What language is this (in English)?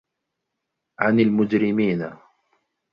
Arabic